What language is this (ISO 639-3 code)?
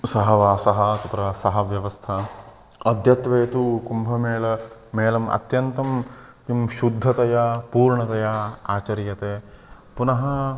san